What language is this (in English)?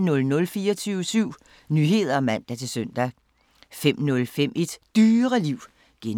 Danish